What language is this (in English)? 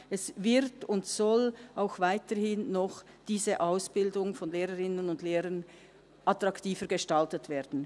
Swiss German